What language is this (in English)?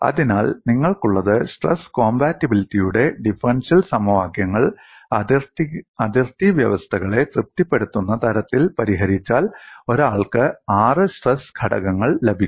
Malayalam